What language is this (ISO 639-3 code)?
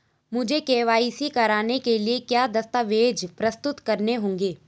hin